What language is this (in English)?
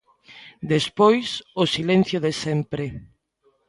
Galician